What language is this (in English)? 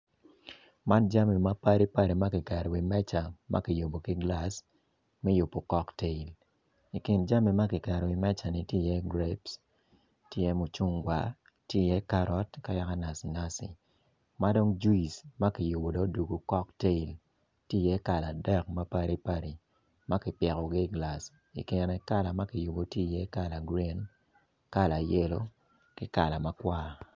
Acoli